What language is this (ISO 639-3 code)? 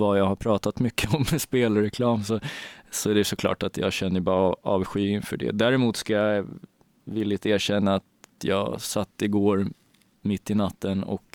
swe